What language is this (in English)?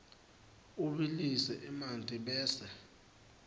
Swati